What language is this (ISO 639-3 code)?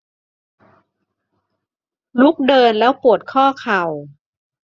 tha